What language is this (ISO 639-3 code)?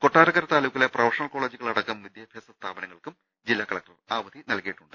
mal